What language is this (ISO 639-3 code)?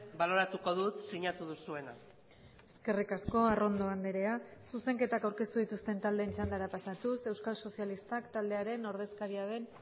eus